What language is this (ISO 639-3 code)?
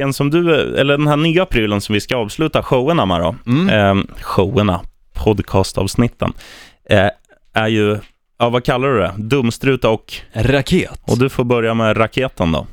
swe